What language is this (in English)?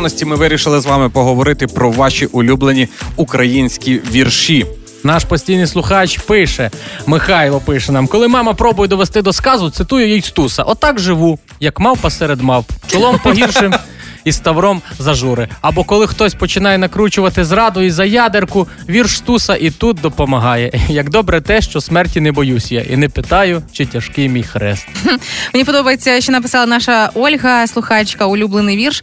Ukrainian